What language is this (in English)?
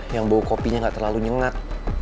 Indonesian